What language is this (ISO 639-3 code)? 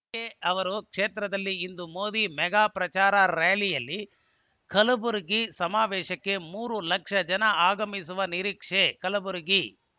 kan